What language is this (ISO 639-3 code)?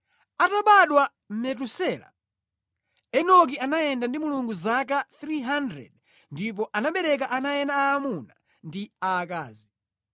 nya